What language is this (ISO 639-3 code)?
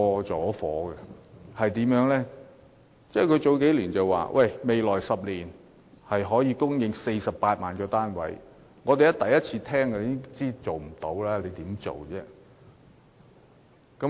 yue